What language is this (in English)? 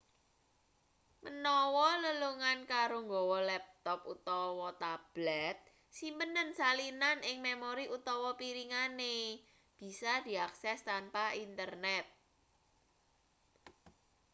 Javanese